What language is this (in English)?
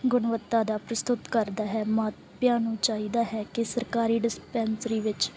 Punjabi